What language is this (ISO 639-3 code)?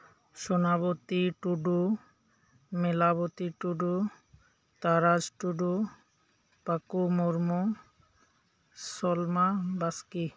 sat